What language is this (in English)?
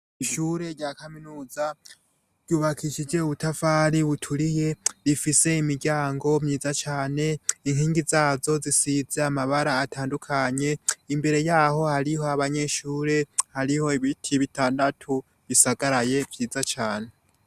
Rundi